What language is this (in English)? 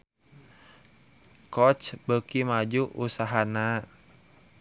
Sundanese